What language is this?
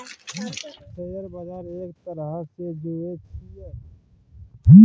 Maithili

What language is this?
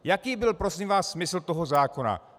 Czech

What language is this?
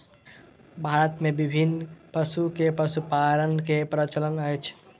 Maithili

